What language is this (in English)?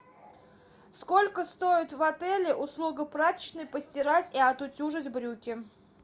Russian